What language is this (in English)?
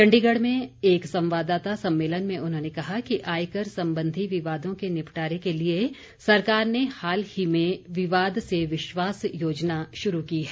Hindi